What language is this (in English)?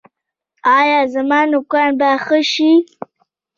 Pashto